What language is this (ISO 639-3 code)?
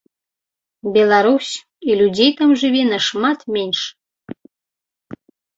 bel